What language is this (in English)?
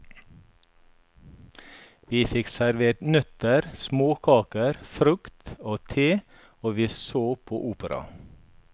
Norwegian